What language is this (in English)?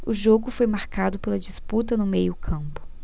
Portuguese